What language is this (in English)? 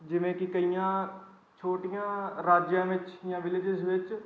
Punjabi